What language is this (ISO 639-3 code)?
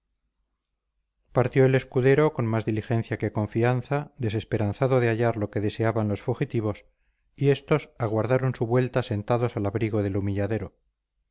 spa